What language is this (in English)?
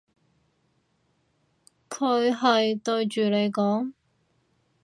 Cantonese